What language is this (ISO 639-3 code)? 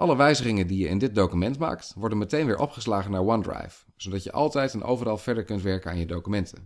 nld